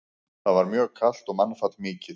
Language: Icelandic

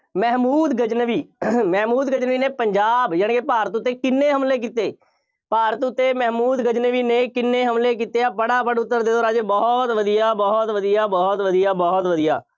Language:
Punjabi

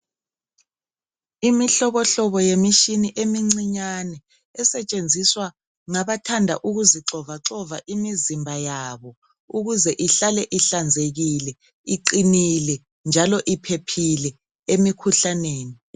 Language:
North Ndebele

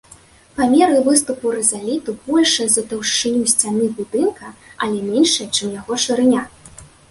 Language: Belarusian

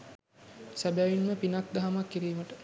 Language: Sinhala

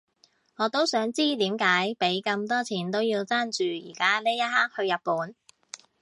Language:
Cantonese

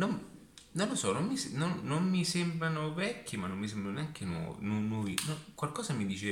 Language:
Italian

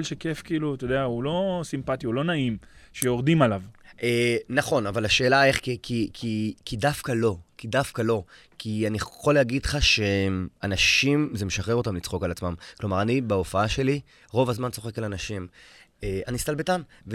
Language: Hebrew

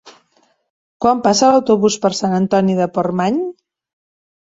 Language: Catalan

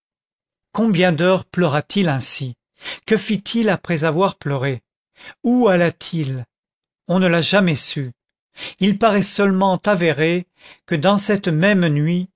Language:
French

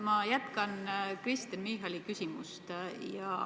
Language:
Estonian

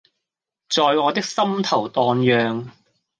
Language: Cantonese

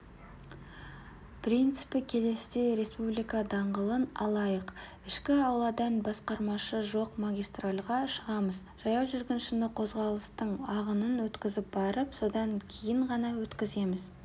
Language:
Kazakh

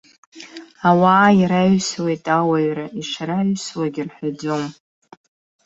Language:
Abkhazian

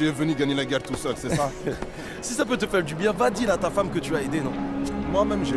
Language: French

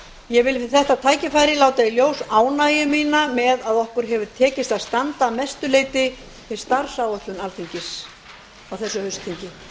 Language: Icelandic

